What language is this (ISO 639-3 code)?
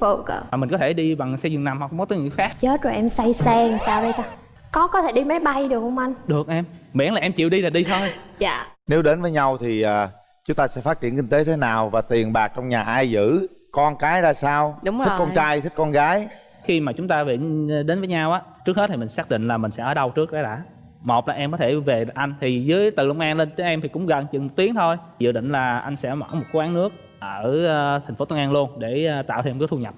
vie